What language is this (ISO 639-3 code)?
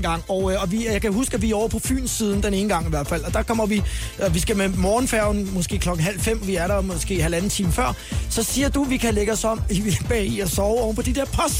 dan